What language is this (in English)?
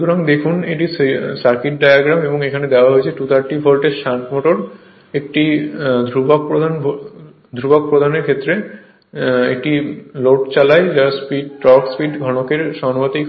Bangla